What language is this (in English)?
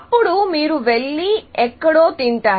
Telugu